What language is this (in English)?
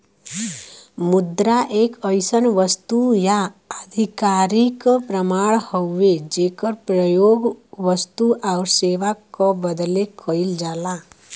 Bhojpuri